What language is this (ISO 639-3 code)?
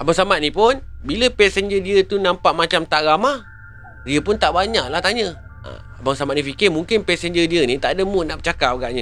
msa